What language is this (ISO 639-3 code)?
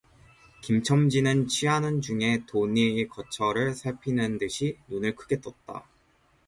kor